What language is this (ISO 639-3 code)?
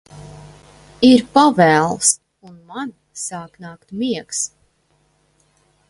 lav